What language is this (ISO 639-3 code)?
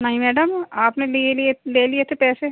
hin